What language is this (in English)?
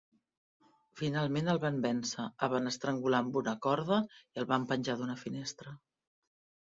Catalan